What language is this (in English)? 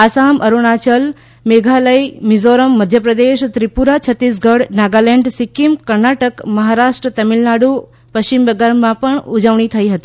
Gujarati